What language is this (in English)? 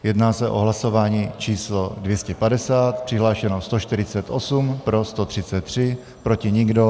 Czech